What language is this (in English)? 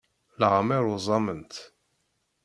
Kabyle